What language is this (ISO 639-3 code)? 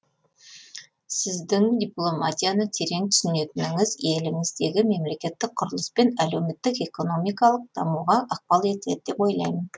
kaz